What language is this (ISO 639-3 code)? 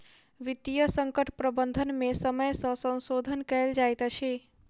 mai